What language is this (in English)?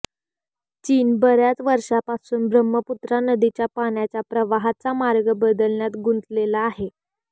Marathi